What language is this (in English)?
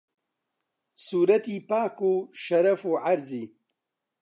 Central Kurdish